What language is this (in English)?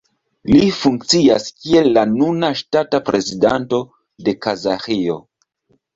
Esperanto